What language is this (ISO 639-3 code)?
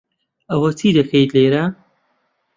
ckb